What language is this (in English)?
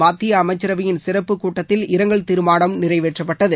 Tamil